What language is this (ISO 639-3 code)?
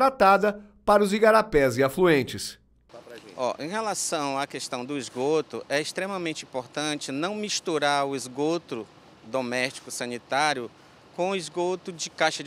por